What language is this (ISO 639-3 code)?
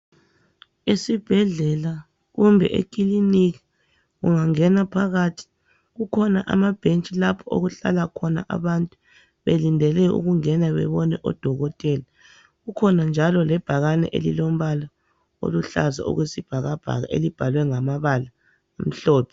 nde